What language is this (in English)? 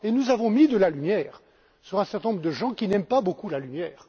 French